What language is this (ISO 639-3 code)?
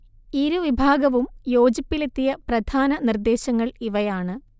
mal